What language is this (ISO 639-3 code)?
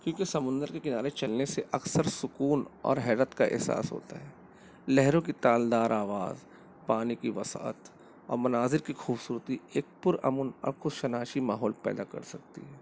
urd